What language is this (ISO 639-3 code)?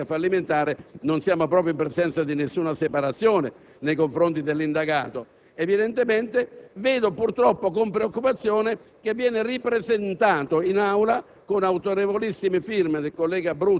ita